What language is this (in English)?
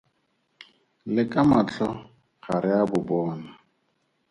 Tswana